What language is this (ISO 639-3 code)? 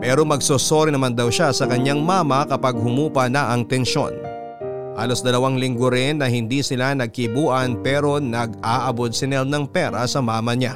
fil